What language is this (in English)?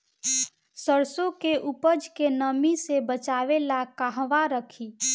Bhojpuri